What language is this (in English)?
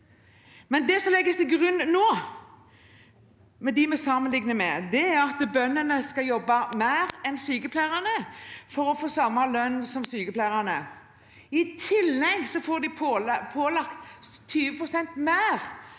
Norwegian